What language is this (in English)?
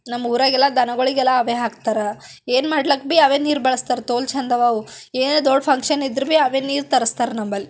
Kannada